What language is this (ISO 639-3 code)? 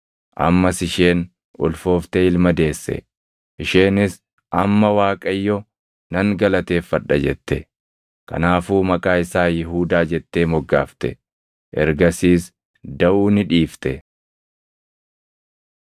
orm